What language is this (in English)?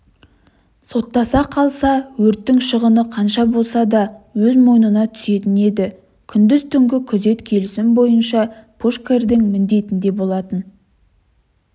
Kazakh